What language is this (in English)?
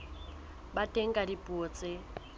Southern Sotho